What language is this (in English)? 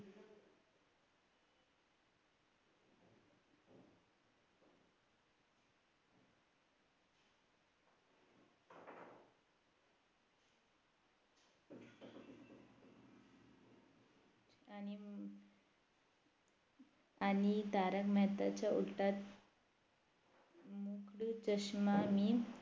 Marathi